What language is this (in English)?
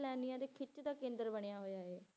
Punjabi